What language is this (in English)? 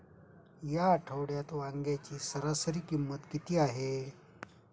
Marathi